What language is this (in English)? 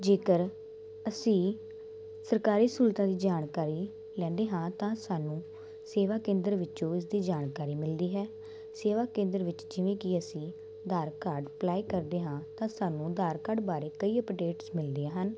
Punjabi